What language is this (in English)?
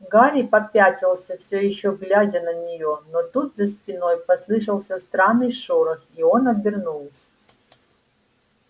Russian